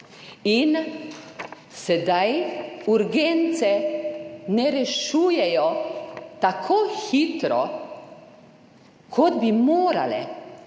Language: Slovenian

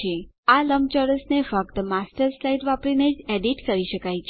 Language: Gujarati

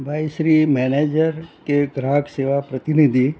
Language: Gujarati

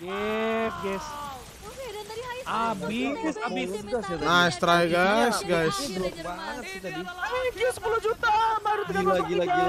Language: Indonesian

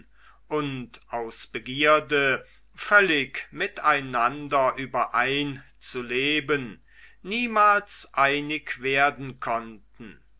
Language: German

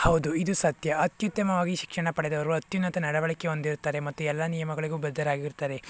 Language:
Kannada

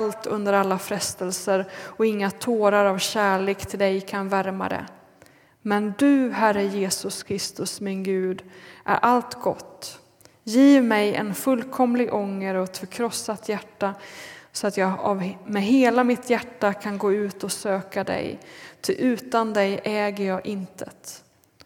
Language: Swedish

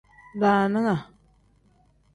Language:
Tem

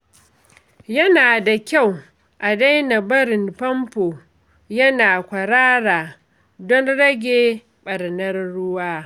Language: Hausa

